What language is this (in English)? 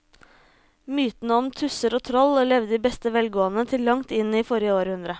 Norwegian